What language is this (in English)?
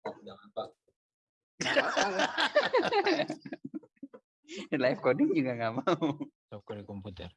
Indonesian